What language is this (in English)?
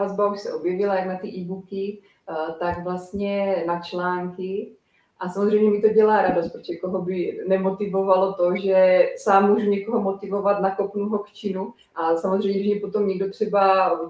Czech